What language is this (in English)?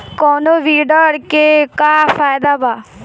Bhojpuri